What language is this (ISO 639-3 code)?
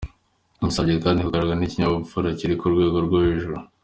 kin